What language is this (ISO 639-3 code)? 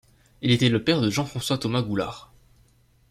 fra